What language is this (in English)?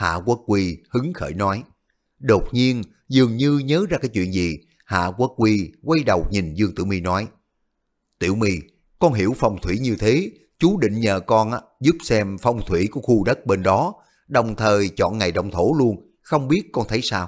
Vietnamese